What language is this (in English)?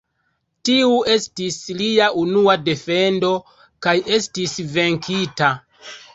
Esperanto